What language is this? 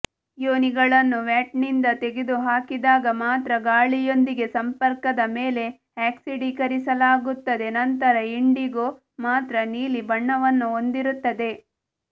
Kannada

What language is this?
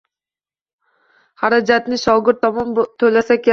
Uzbek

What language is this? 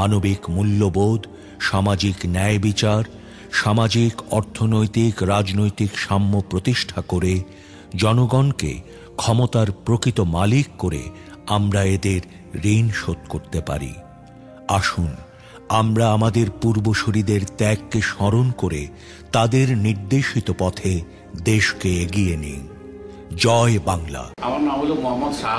Indonesian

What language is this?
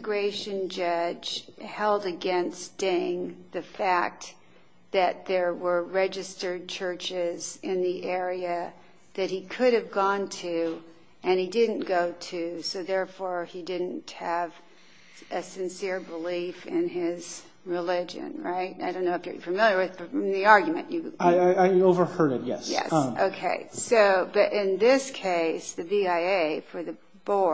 English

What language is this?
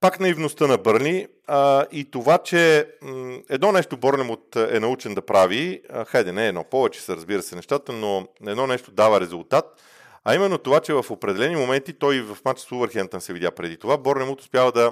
Bulgarian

